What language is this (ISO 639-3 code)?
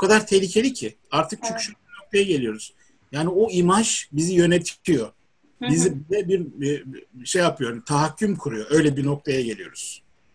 tur